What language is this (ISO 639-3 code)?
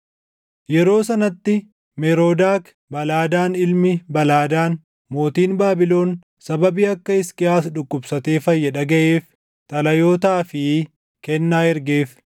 orm